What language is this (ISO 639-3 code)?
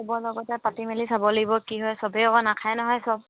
asm